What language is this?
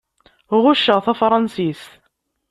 Kabyle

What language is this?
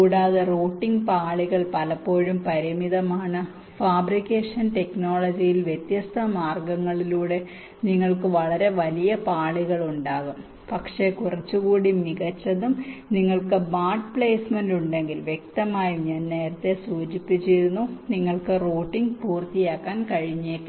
Malayalam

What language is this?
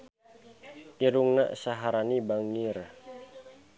Sundanese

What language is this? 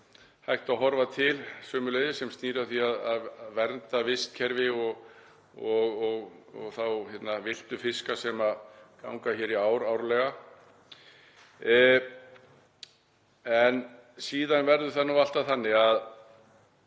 Icelandic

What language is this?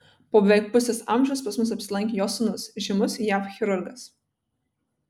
Lithuanian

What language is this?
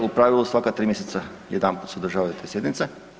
Croatian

